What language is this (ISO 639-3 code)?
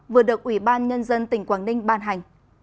vie